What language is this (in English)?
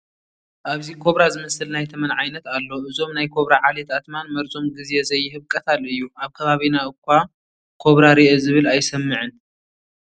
Tigrinya